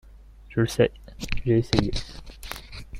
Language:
French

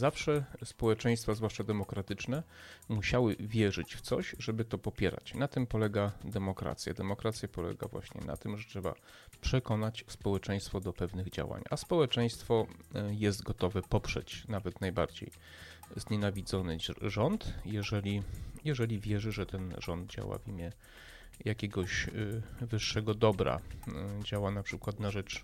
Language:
Polish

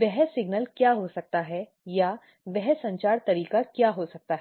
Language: Hindi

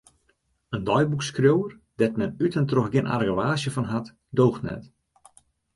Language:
Western Frisian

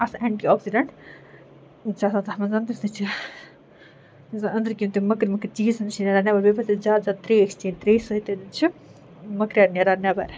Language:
Kashmiri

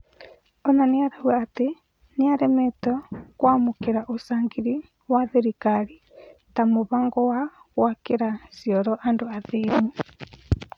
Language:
Kikuyu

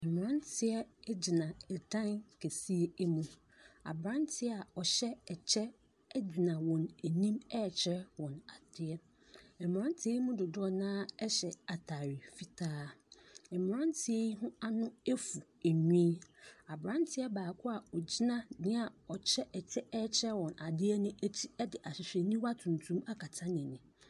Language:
Akan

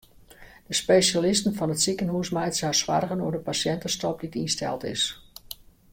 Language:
Western Frisian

